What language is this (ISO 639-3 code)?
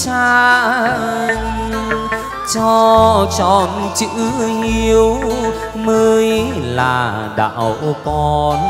vie